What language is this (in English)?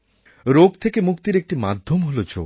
Bangla